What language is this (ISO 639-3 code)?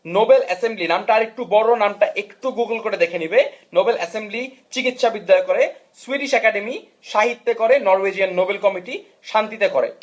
ben